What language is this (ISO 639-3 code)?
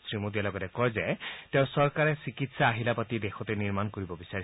asm